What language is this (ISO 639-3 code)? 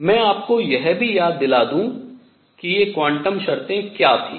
hin